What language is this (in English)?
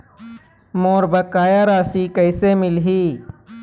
Chhattisgarhi